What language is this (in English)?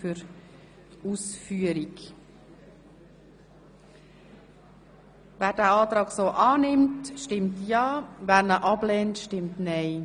Swiss German